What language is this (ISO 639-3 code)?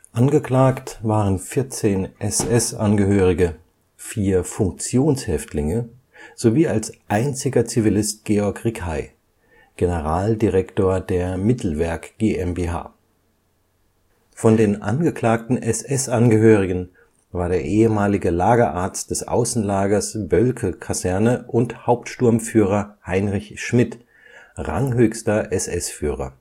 deu